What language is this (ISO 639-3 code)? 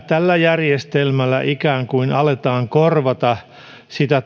fin